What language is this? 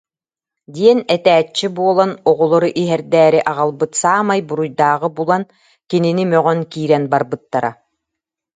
Yakut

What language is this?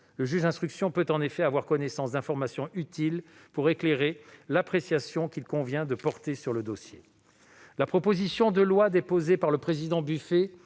French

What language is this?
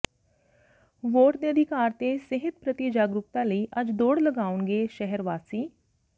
Punjabi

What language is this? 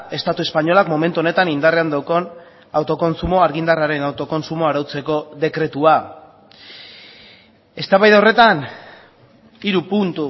Basque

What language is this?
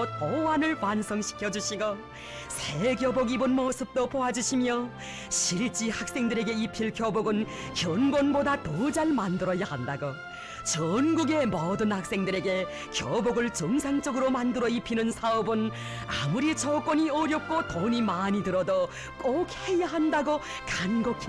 Korean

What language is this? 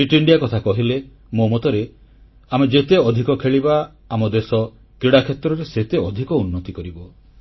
Odia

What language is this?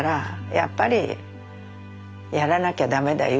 Japanese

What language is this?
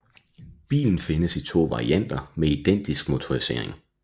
Danish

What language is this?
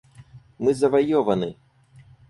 Russian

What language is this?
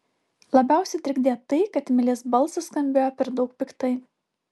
Lithuanian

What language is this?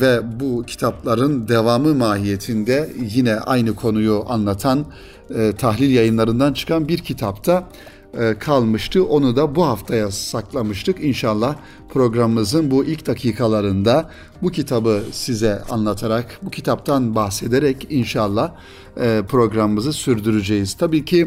Turkish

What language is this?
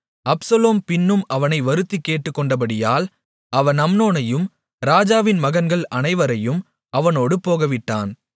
Tamil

